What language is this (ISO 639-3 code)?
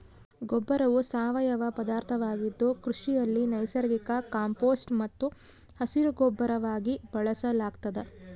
kan